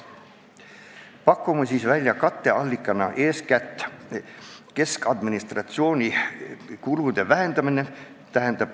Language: Estonian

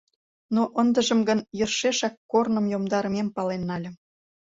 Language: Mari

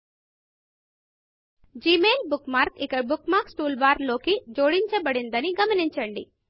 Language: Telugu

